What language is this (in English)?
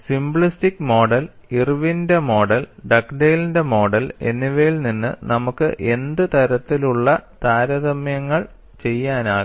Malayalam